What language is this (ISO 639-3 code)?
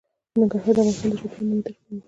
pus